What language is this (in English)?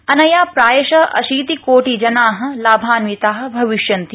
Sanskrit